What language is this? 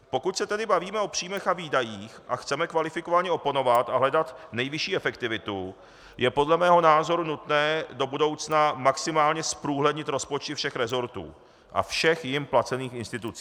Czech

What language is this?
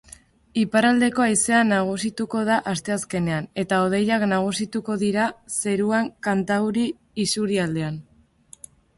Basque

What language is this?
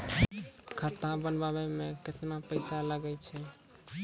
Maithili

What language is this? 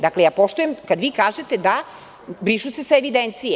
Serbian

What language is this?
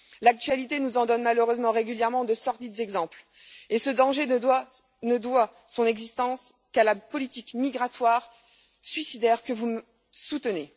French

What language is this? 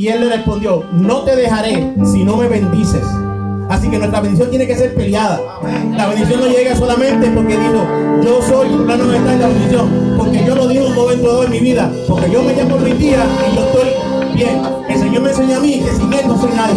Spanish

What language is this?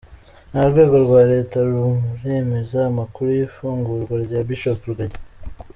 Kinyarwanda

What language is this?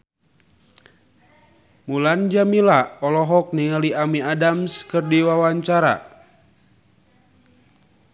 Sundanese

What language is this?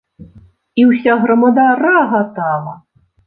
Belarusian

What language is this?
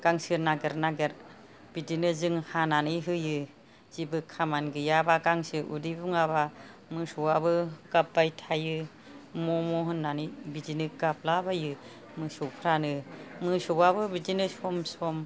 Bodo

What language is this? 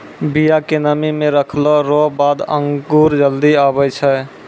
Maithili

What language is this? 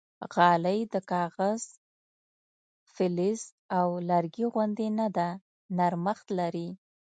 Pashto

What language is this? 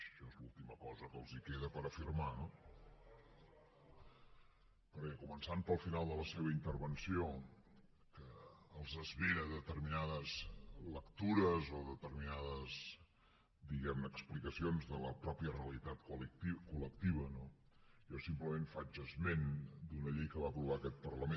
Catalan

